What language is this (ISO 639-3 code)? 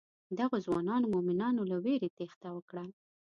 pus